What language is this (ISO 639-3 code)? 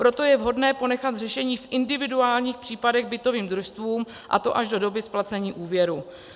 ces